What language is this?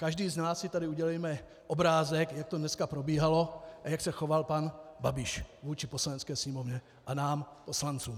Czech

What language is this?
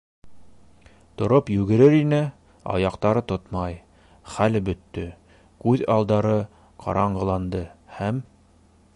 Bashkir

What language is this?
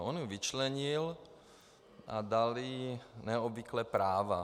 Czech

